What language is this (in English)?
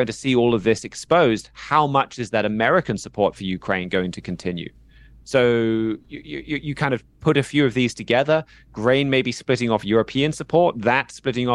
English